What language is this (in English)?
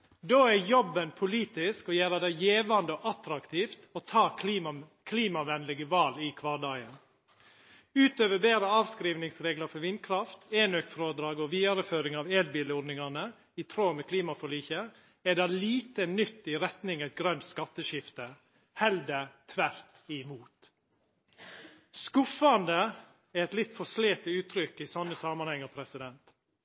Norwegian Nynorsk